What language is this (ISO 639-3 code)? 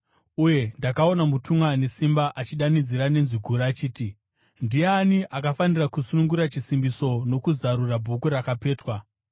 sna